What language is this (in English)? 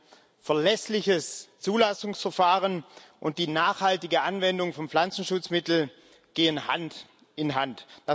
German